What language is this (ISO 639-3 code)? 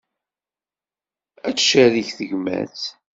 kab